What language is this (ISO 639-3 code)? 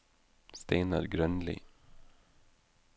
nor